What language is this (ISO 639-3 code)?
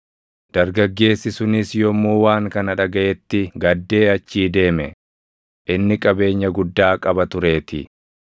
orm